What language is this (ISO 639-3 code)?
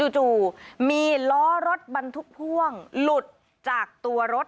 tha